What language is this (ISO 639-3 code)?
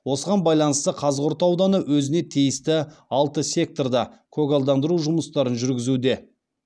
kaz